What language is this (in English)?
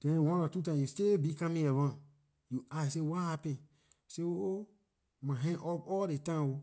Liberian English